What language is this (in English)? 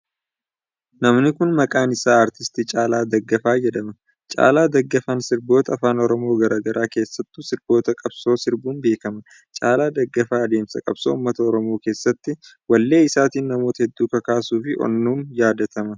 Oromo